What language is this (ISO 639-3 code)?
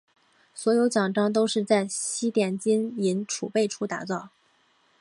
zho